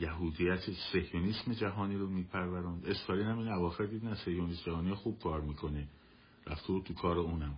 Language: Persian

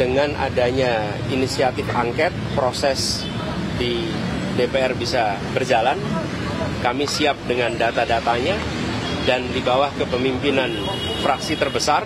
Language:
Indonesian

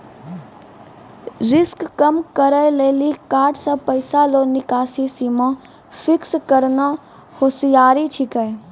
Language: Maithili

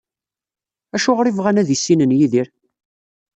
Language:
Kabyle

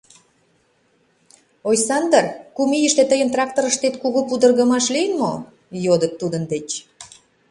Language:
Mari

